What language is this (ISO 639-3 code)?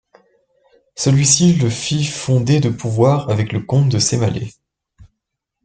fra